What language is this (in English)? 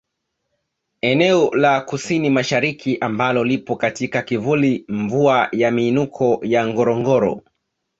Swahili